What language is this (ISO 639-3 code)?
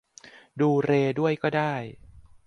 tha